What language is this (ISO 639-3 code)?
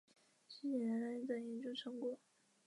zho